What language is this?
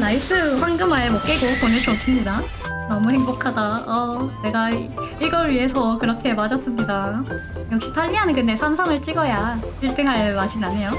Korean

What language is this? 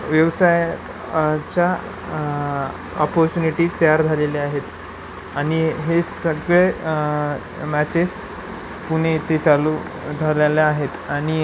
Marathi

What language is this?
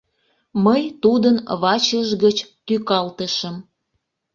Mari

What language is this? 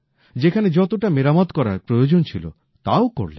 Bangla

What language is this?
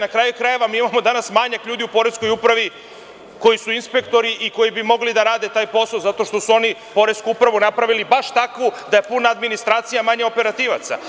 Serbian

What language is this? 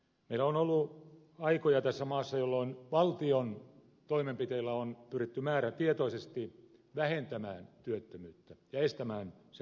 Finnish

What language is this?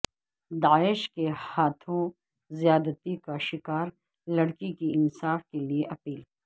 Urdu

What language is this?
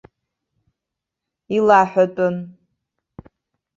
Abkhazian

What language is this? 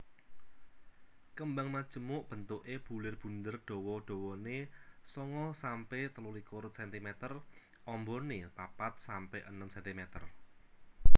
Javanese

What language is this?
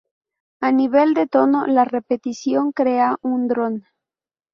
Spanish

